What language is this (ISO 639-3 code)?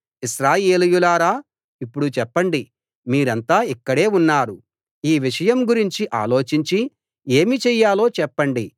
tel